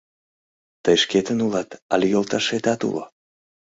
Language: Mari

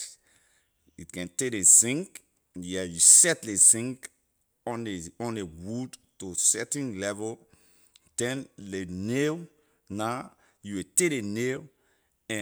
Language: Liberian English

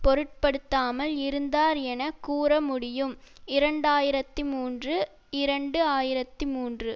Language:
Tamil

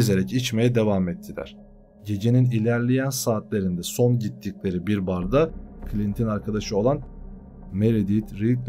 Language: Turkish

